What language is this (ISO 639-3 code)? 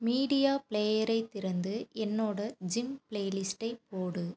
tam